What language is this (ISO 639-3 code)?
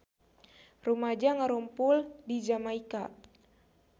sun